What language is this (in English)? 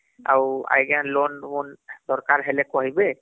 Odia